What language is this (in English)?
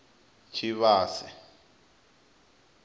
Venda